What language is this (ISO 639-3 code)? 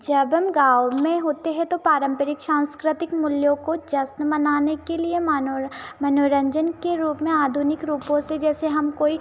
hin